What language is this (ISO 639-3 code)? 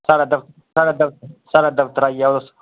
doi